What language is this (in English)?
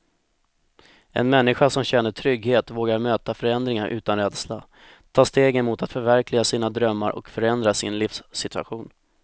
Swedish